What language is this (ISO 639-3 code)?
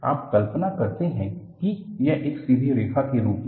hin